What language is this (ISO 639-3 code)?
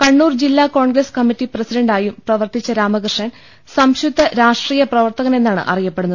mal